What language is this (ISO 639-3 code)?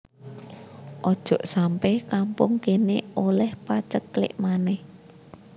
jav